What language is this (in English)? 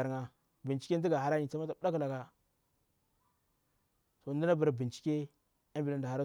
Bura-Pabir